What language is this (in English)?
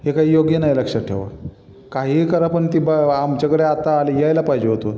Marathi